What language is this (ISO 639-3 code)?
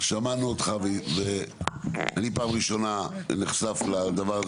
heb